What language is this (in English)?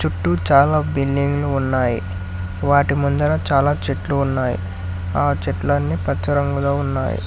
Telugu